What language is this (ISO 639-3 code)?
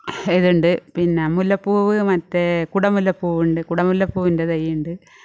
mal